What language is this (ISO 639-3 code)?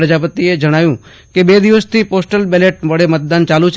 guj